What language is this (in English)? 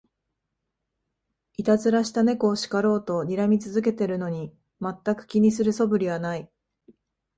Japanese